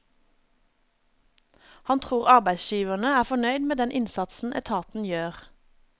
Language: Norwegian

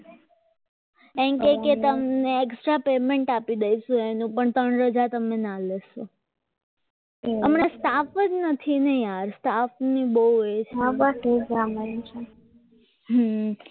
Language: Gujarati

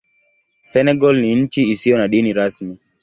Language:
Swahili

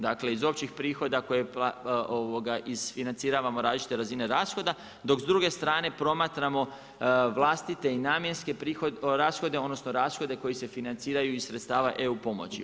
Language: Croatian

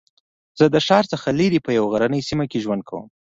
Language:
Pashto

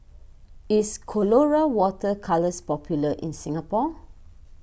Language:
English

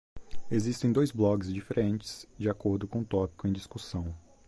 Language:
Portuguese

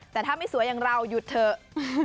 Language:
Thai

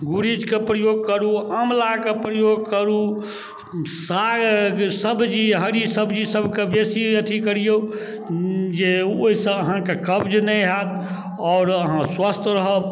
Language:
Maithili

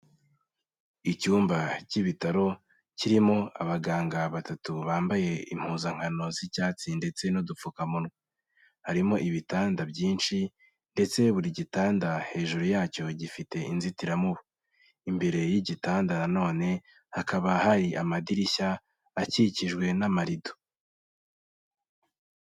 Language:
Kinyarwanda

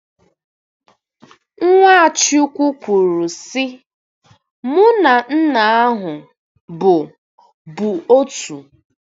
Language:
Igbo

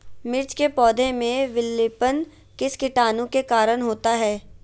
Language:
Magahi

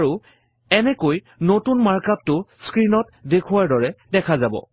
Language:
Assamese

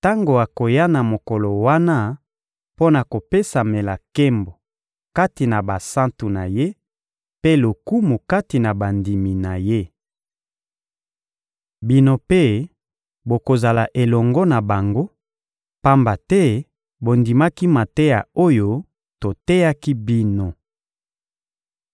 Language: Lingala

